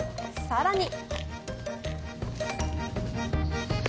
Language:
Japanese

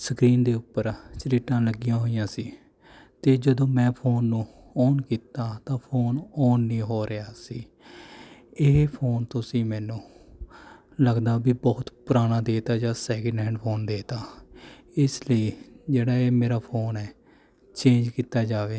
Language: Punjabi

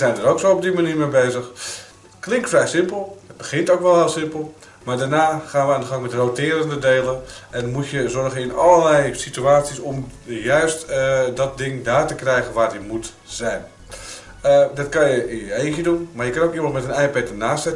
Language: Dutch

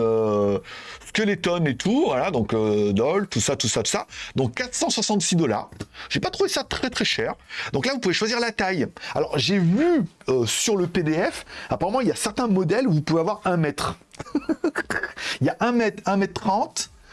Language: French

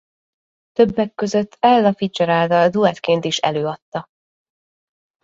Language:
Hungarian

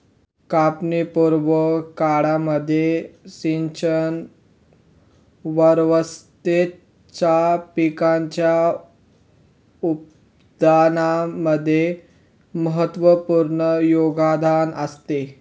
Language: Marathi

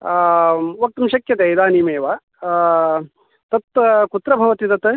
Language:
Sanskrit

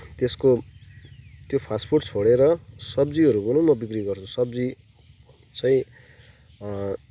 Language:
Nepali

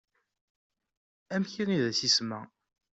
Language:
Kabyle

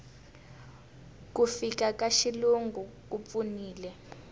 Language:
Tsonga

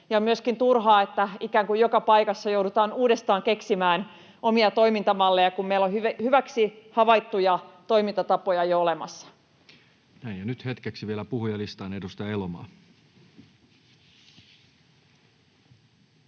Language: Finnish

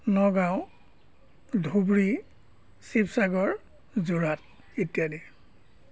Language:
Assamese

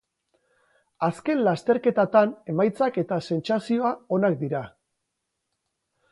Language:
Basque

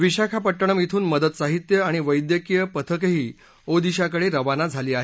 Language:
Marathi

